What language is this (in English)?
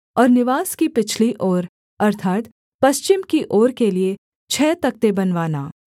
Hindi